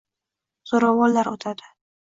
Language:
Uzbek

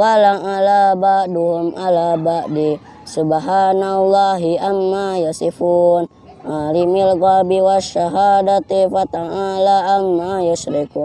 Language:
Indonesian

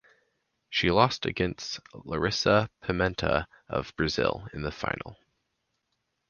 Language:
English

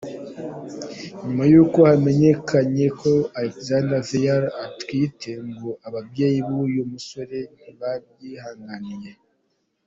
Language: Kinyarwanda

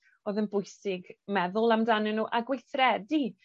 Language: Welsh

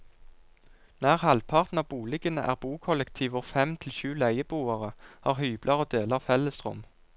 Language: Norwegian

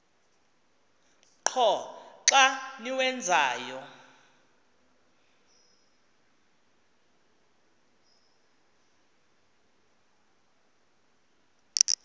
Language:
Xhosa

